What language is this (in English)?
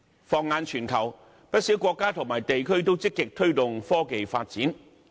Cantonese